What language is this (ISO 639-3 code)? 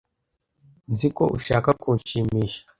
kin